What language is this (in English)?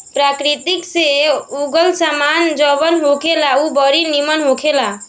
Bhojpuri